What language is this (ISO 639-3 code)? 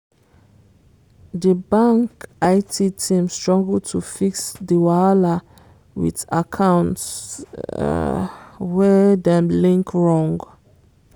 pcm